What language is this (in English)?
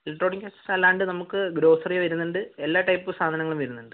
Malayalam